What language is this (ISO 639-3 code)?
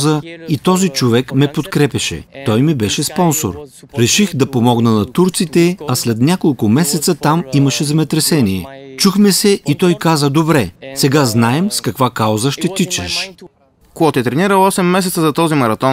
bul